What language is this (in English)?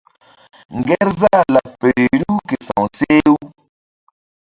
Mbum